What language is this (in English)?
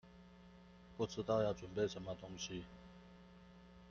Chinese